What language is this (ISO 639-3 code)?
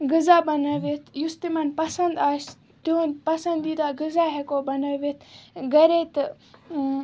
kas